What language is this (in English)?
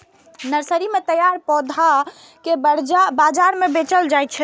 Maithili